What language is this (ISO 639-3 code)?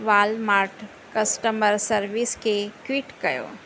snd